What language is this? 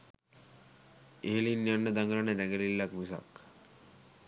Sinhala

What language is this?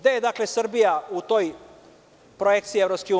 Serbian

